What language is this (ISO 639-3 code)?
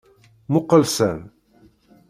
kab